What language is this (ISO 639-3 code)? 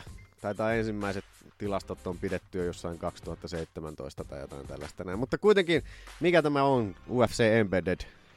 fin